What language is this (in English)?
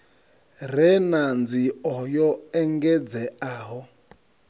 Venda